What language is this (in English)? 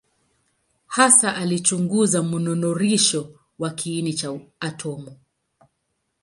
Swahili